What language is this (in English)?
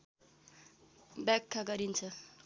Nepali